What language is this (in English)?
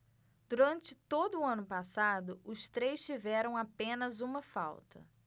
Portuguese